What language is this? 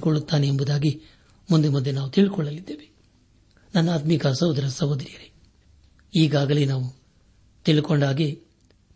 Kannada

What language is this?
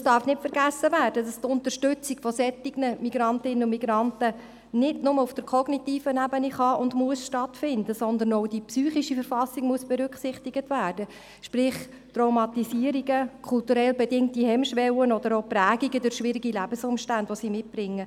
Swiss German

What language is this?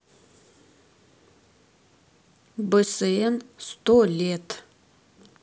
Russian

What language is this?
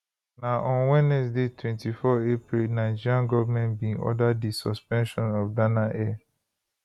Nigerian Pidgin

